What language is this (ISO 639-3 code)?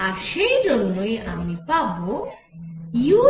ben